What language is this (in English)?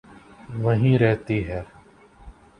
Urdu